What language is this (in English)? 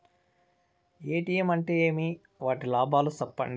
Telugu